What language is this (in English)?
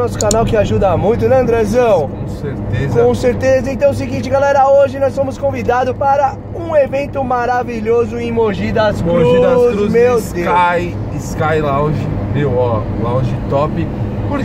Portuguese